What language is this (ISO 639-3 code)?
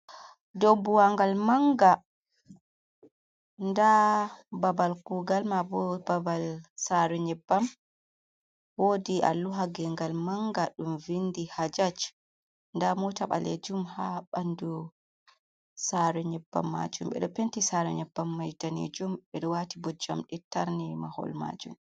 ful